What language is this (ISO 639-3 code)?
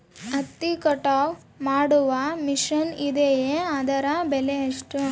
kan